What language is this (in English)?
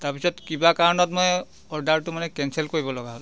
Assamese